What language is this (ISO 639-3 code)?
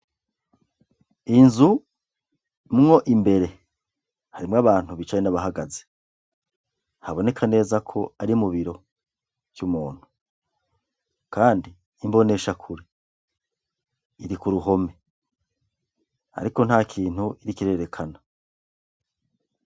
run